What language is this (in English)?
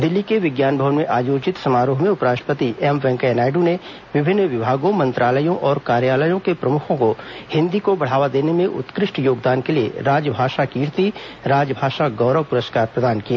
Hindi